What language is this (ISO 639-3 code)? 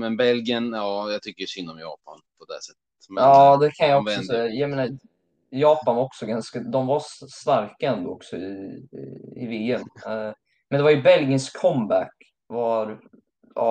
swe